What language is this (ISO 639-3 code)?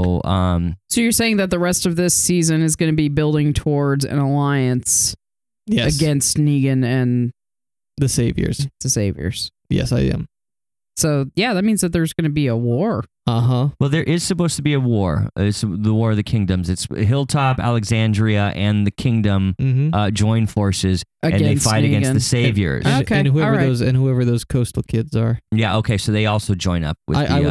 eng